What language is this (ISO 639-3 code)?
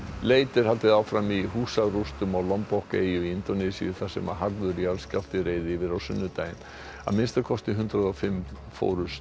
isl